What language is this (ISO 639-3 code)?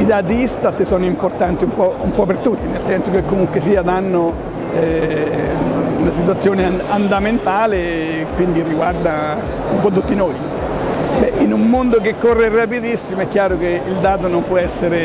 ita